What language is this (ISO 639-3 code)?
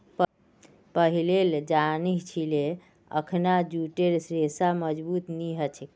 mag